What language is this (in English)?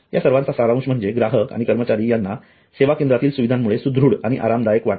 Marathi